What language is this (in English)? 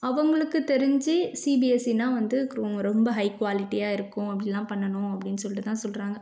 Tamil